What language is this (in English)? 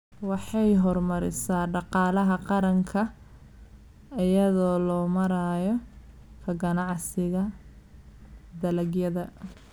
Somali